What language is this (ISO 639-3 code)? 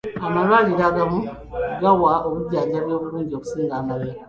lug